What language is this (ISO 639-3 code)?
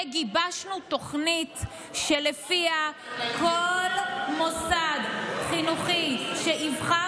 heb